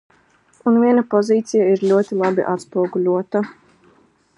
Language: Latvian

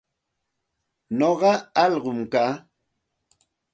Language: Santa Ana de Tusi Pasco Quechua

